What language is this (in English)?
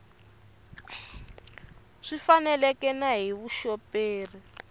Tsonga